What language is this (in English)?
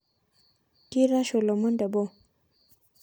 Masai